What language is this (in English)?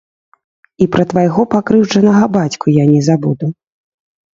Belarusian